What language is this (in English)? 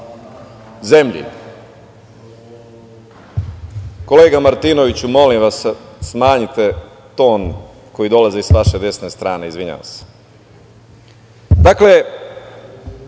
Serbian